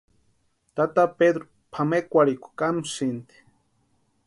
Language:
Western Highland Purepecha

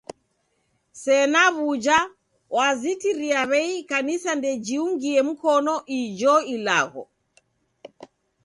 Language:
Taita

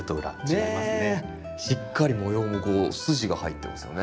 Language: Japanese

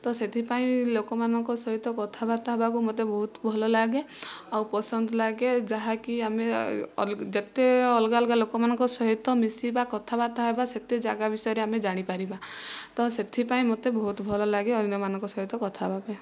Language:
Odia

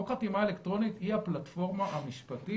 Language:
Hebrew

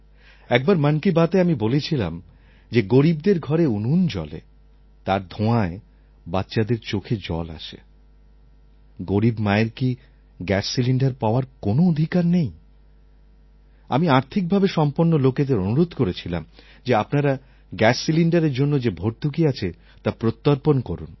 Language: Bangla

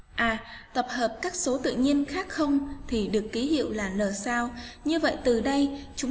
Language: Vietnamese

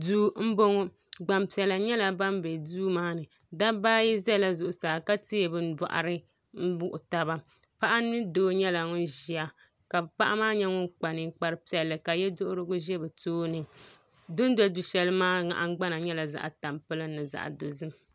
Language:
Dagbani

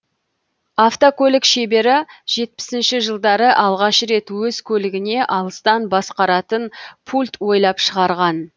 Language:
Kazakh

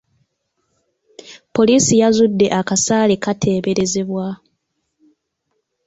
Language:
Ganda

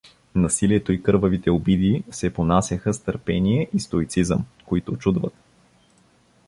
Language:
Bulgarian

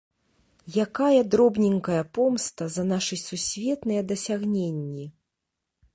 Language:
Belarusian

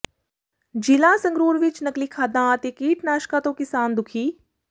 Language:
Punjabi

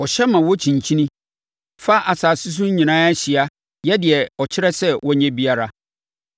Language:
Akan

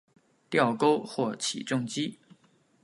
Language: Chinese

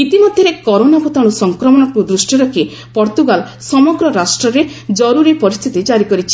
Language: Odia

